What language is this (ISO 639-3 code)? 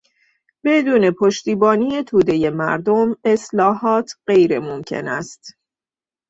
fas